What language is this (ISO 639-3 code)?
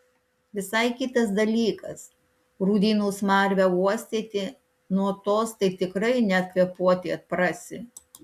lit